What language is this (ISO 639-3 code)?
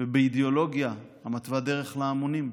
heb